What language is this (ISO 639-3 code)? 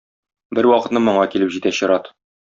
tat